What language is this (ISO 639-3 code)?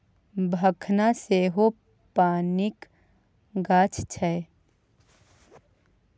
mai